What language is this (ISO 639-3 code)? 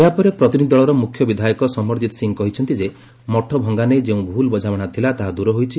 ori